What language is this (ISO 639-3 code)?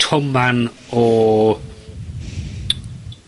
cym